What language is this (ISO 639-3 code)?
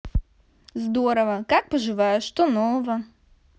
rus